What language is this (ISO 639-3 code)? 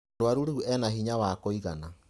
kik